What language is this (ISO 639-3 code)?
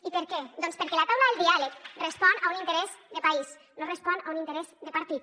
cat